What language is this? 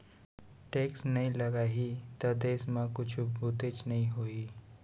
Chhattisgarhi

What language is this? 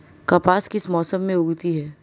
Hindi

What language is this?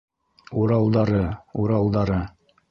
Bashkir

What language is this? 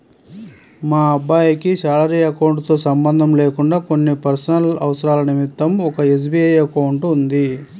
Telugu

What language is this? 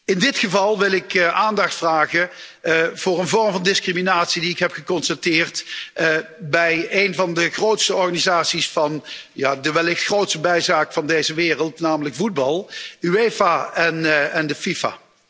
Dutch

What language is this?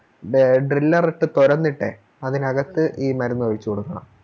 Malayalam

